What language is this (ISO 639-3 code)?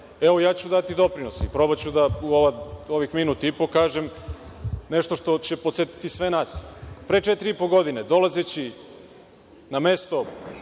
srp